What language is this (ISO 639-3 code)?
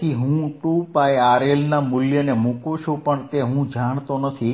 guj